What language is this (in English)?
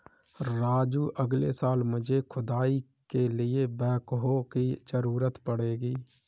Hindi